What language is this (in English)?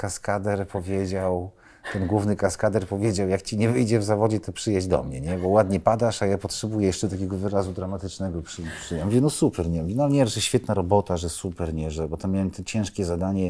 Polish